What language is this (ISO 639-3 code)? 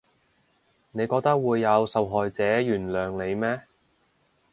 yue